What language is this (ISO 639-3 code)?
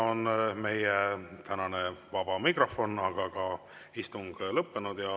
est